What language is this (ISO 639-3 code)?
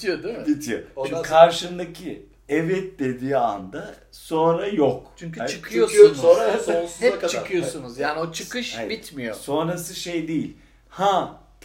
tur